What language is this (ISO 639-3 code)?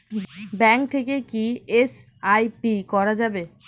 ben